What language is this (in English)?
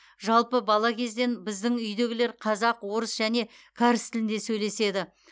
Kazakh